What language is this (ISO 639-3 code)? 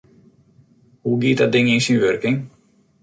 fry